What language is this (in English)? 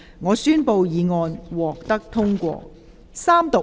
Cantonese